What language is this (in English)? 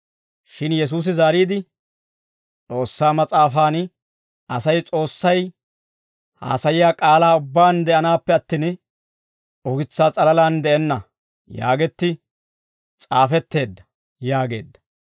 Dawro